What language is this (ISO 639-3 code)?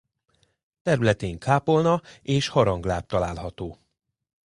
hun